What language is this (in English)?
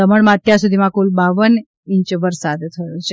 Gujarati